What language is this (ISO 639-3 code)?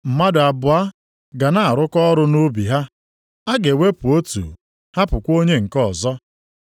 ibo